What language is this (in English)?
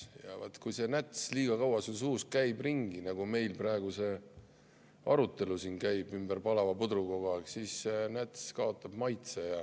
Estonian